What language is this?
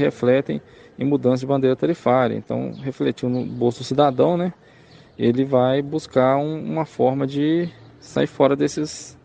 Portuguese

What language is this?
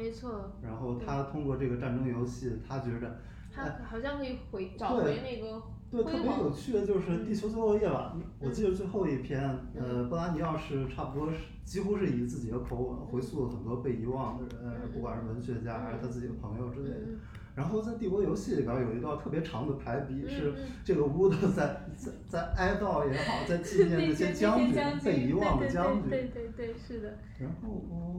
Chinese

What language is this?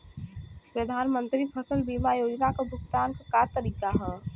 Bhojpuri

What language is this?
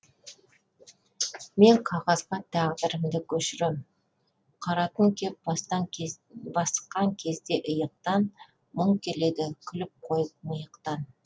Kazakh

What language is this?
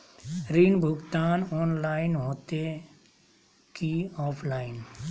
Magahi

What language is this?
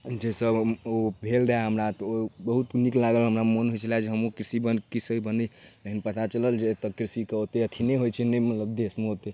Maithili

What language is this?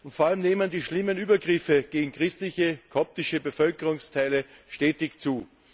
German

